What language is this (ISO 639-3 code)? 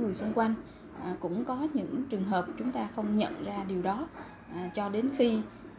vie